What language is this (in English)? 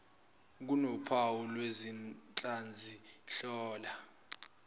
Zulu